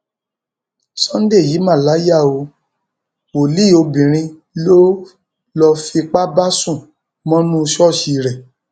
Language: Yoruba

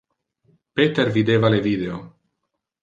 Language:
Interlingua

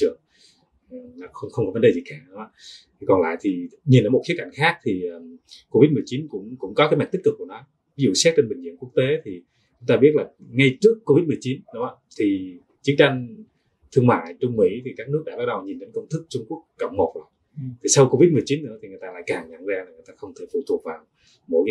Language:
Vietnamese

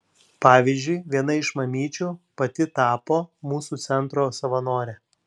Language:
Lithuanian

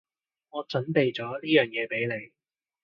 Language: Cantonese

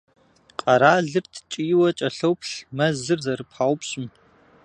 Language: Kabardian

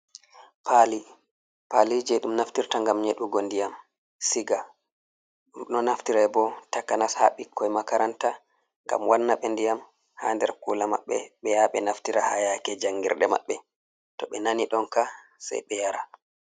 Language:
Fula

